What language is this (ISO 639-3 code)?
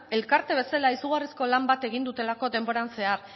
eus